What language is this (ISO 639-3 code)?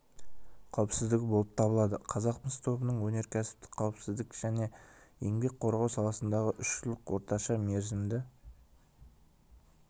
kaz